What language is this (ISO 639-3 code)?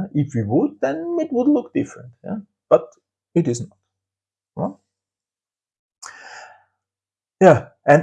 eng